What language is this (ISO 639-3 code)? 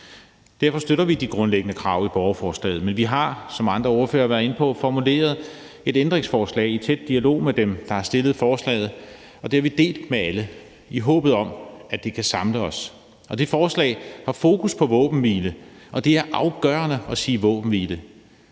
dan